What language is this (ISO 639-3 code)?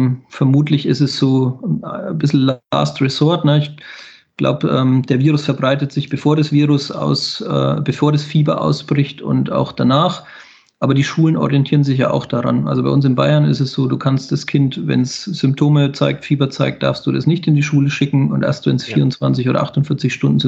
deu